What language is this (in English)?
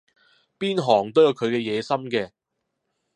Cantonese